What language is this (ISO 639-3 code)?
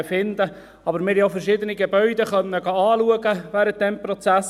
gsw